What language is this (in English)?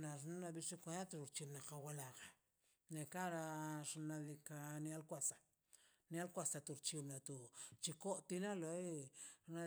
Mazaltepec Zapotec